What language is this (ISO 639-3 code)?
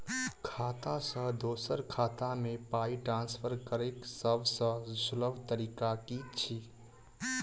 mai